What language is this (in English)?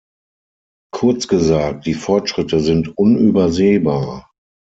German